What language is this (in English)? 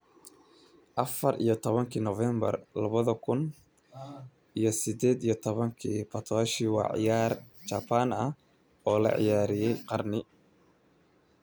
Somali